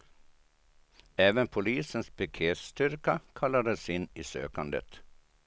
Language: Swedish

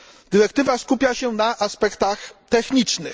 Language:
Polish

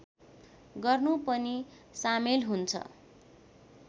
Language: Nepali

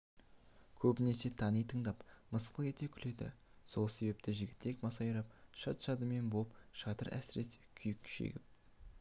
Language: Kazakh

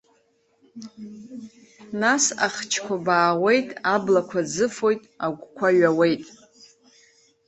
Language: Abkhazian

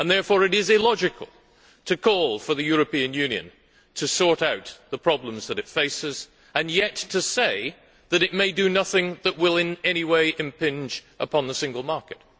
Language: English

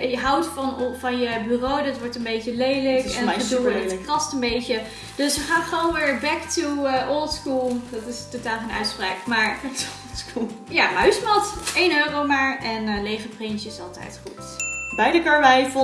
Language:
Dutch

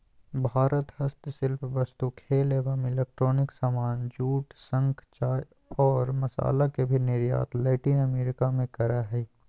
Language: Magahi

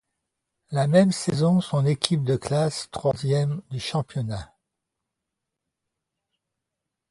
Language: French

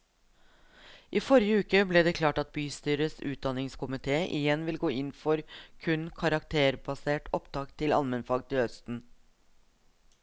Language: Norwegian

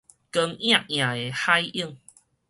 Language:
Min Nan Chinese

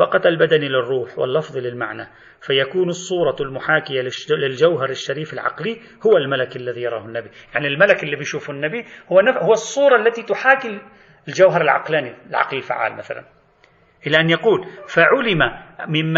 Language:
Arabic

